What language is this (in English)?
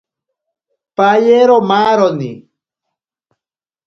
Ashéninka Perené